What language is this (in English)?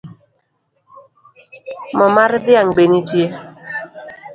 Luo (Kenya and Tanzania)